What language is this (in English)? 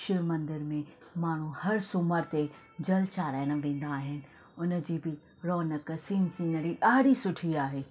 Sindhi